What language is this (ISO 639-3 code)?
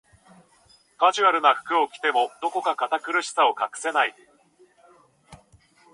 jpn